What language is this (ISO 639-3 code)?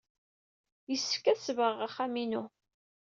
kab